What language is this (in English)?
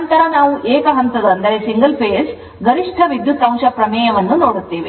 Kannada